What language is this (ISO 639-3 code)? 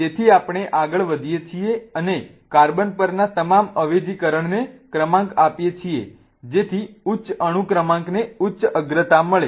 guj